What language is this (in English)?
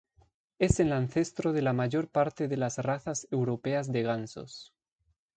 Spanish